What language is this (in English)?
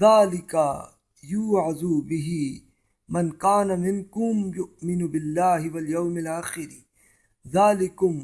Urdu